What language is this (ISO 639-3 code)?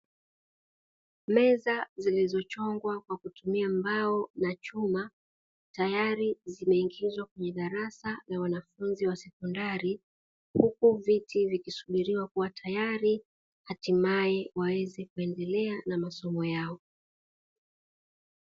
swa